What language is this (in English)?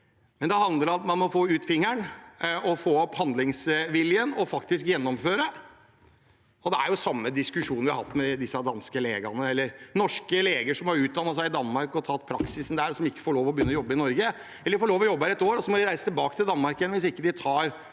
Norwegian